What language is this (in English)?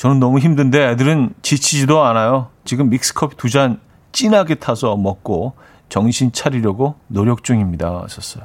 Korean